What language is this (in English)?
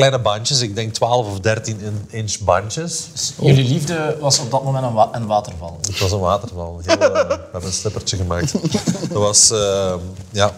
Dutch